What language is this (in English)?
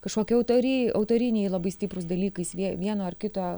Lithuanian